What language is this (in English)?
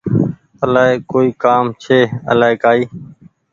Goaria